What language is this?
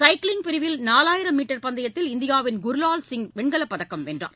Tamil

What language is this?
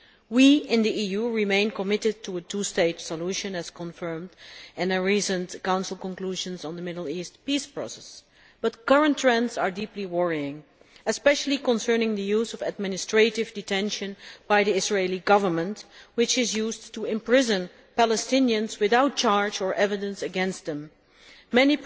English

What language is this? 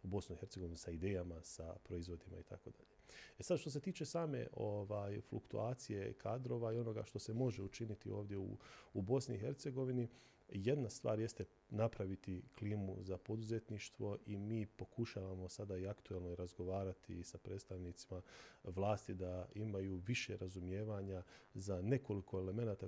Croatian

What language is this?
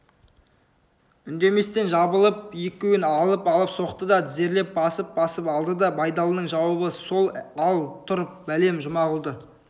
Kazakh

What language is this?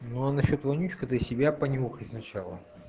Russian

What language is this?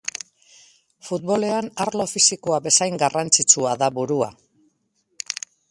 Basque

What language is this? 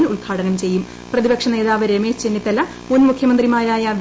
Malayalam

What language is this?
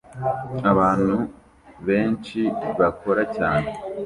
Kinyarwanda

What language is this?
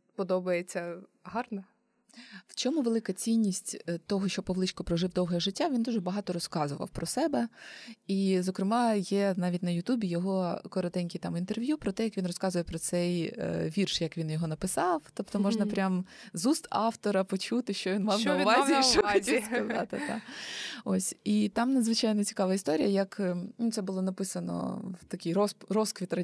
Ukrainian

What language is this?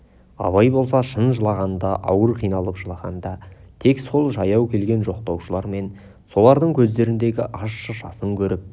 Kazakh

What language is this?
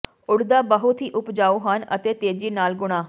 Punjabi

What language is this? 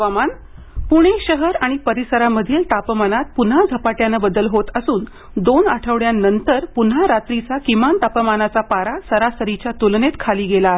Marathi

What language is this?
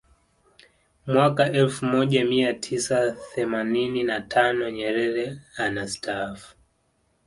Swahili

